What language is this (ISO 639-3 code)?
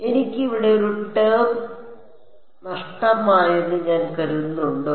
mal